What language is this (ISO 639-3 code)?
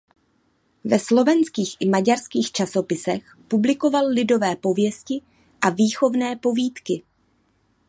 ces